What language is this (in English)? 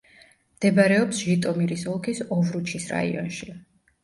Georgian